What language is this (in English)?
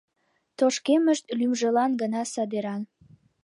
Mari